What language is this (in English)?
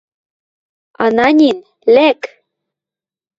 Western Mari